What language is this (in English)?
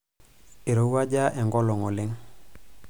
Masai